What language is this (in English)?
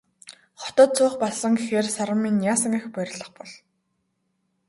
Mongolian